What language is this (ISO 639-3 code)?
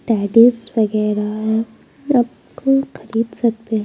hin